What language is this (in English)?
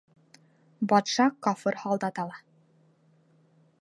Bashkir